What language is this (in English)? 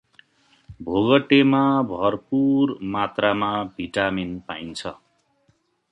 Nepali